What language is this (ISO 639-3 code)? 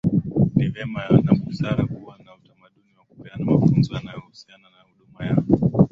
swa